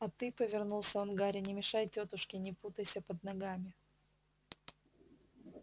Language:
Russian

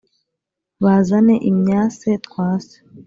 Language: Kinyarwanda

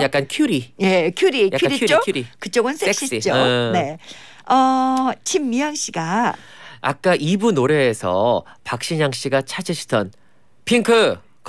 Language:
Korean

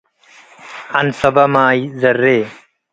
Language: Tigre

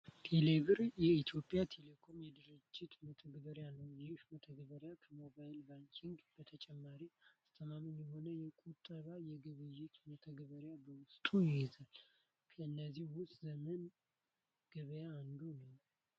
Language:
Amharic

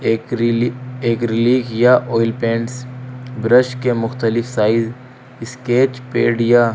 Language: Urdu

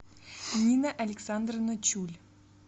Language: Russian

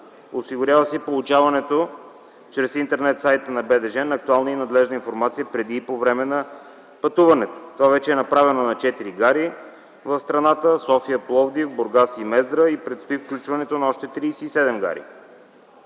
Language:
Bulgarian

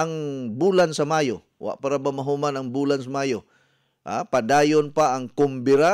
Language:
Filipino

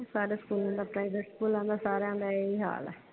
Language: Punjabi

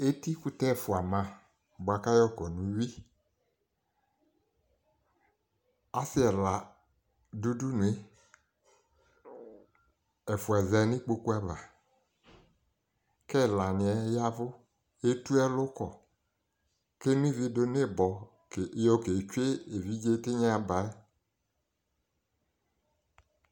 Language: Ikposo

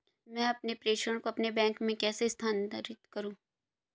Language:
Hindi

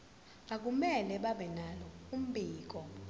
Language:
Zulu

